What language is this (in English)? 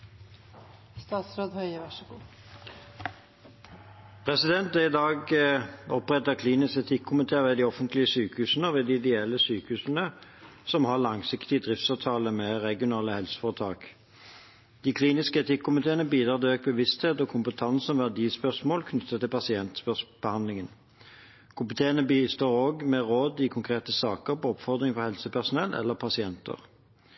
Norwegian Bokmål